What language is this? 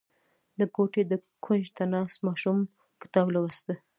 Pashto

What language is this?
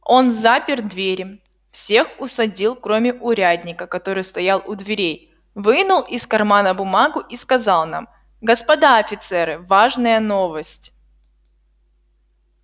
Russian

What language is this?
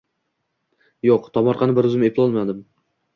Uzbek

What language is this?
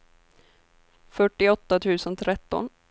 Swedish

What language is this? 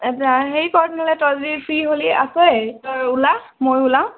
Assamese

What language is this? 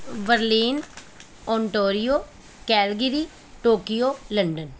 Punjabi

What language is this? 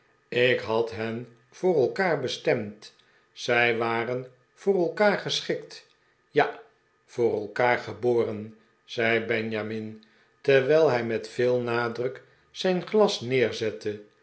Dutch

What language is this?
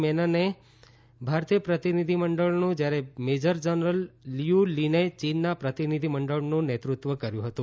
Gujarati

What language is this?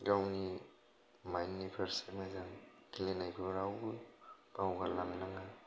Bodo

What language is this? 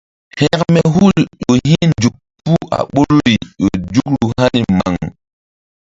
Mbum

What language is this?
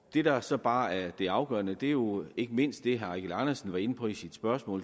Danish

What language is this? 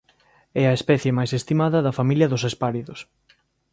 Galician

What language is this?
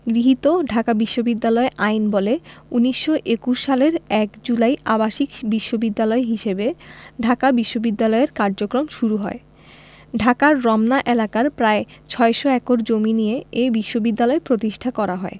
Bangla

